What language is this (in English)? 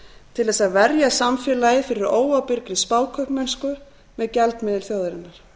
Icelandic